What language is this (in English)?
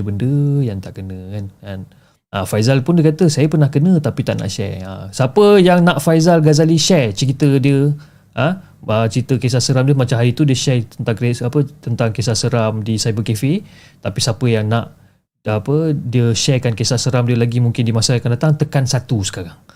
Malay